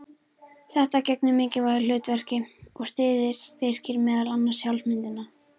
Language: Icelandic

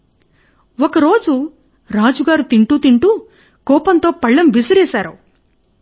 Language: Telugu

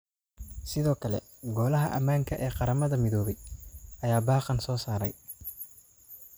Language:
Somali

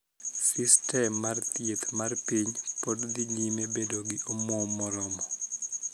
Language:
Luo (Kenya and Tanzania)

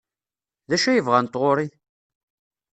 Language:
Kabyle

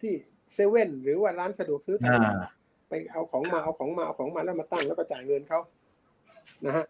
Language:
Thai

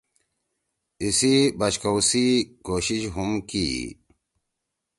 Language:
Torwali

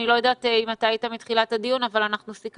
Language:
Hebrew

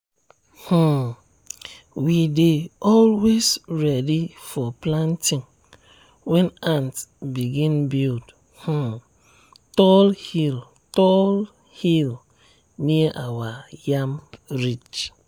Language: Nigerian Pidgin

